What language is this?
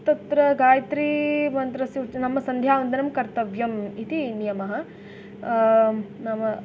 Sanskrit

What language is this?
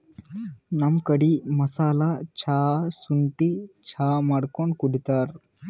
Kannada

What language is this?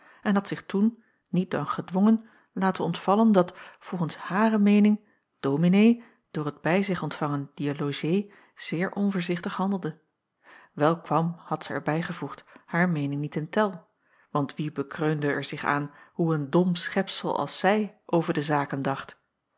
Dutch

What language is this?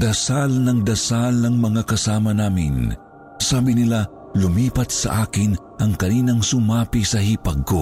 Filipino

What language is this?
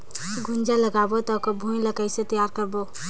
Chhattisgarhi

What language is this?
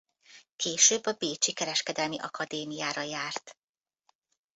Hungarian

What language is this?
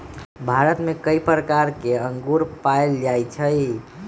Magahi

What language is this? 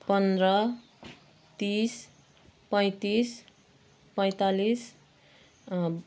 Nepali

